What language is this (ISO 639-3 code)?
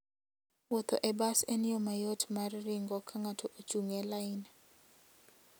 luo